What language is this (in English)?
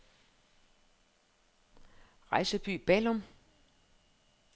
Danish